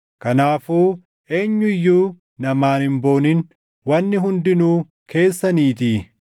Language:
Oromo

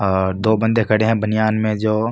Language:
Marwari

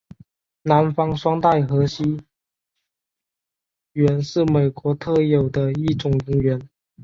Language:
Chinese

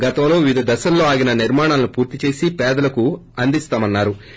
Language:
Telugu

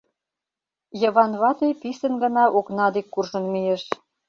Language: Mari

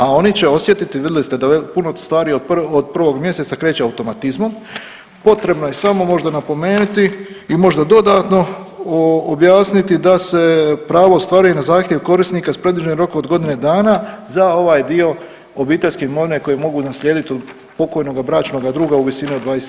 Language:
Croatian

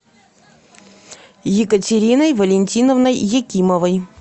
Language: Russian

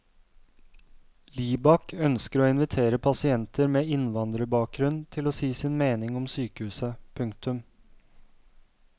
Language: Norwegian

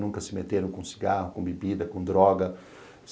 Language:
Portuguese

